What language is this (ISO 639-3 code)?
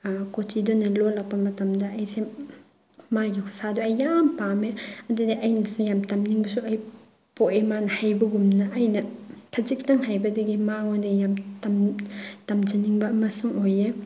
mni